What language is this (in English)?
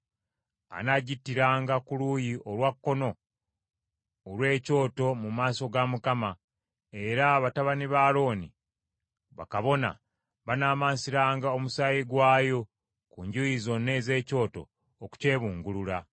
Ganda